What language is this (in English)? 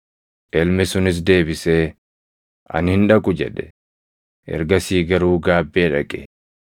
Oromo